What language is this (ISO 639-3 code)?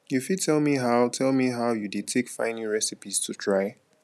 pcm